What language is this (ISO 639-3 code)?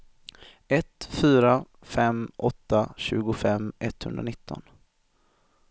swe